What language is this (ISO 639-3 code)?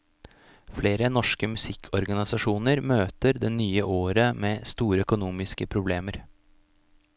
nor